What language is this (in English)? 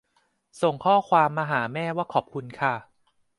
Thai